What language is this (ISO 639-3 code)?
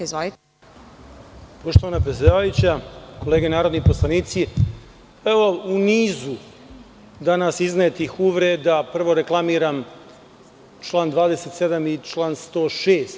srp